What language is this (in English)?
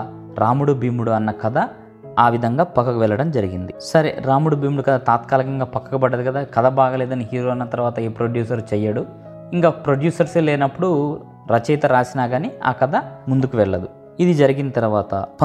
Telugu